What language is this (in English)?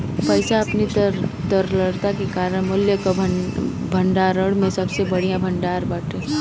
Bhojpuri